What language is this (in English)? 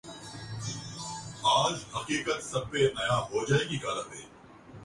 Urdu